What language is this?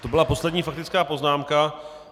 Czech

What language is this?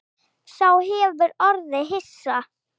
Icelandic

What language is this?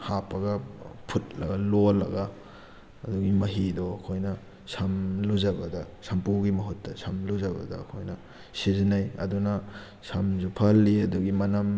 Manipuri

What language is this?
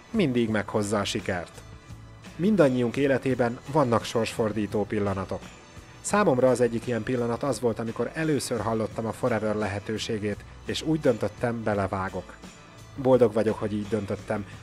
Hungarian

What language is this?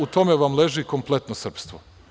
Serbian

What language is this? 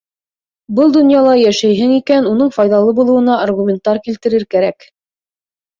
Bashkir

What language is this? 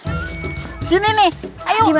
Indonesian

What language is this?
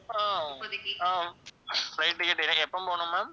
Tamil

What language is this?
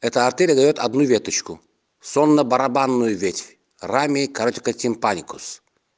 Russian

